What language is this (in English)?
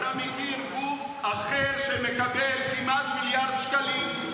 Hebrew